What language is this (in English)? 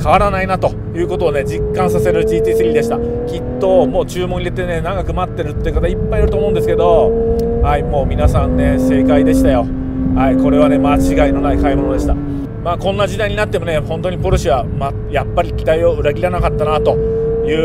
Japanese